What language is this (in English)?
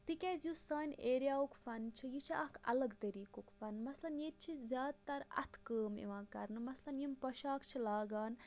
Kashmiri